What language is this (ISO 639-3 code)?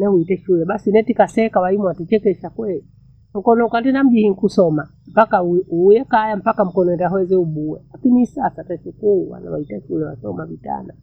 bou